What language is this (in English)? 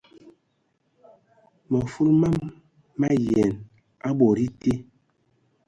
Ewondo